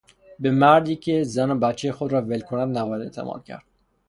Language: Persian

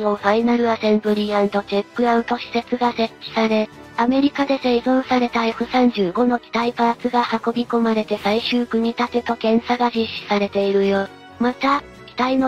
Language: Japanese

